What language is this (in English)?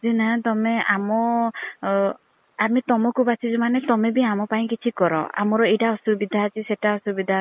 Odia